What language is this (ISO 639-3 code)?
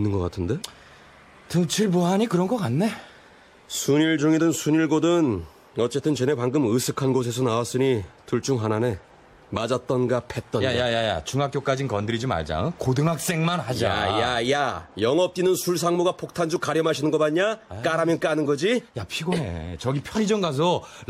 kor